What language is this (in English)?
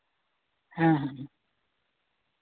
Santali